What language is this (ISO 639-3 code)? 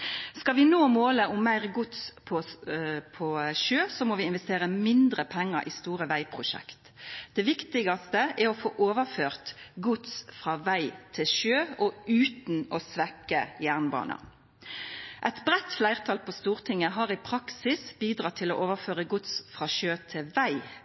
nno